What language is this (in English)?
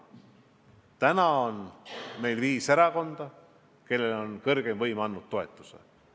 Estonian